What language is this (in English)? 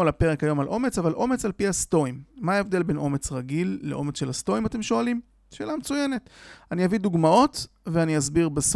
Hebrew